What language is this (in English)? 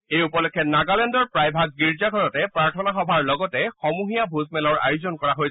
Assamese